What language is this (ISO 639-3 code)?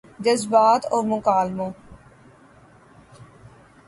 urd